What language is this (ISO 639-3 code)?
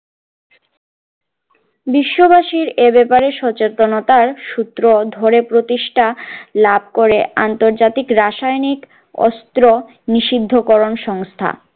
ben